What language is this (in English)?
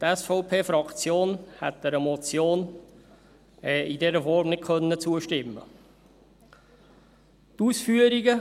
Swiss German